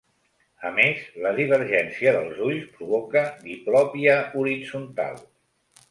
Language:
Catalan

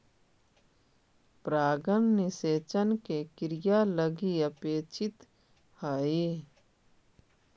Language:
Magahi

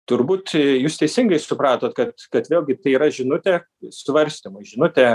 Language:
Lithuanian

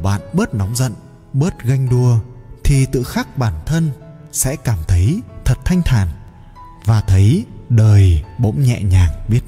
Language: Vietnamese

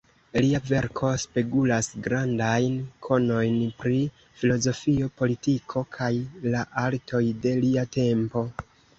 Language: Esperanto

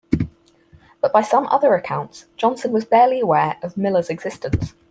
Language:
English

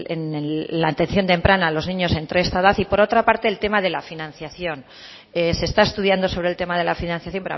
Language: Spanish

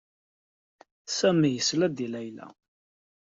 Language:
Kabyle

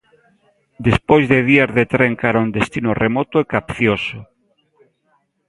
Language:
Galician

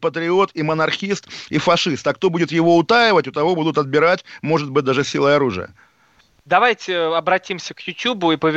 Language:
Russian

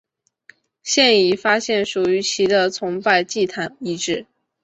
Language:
Chinese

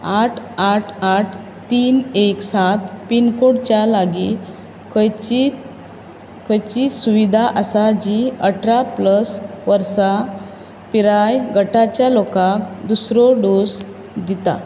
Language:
Konkani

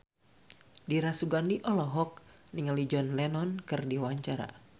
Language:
Sundanese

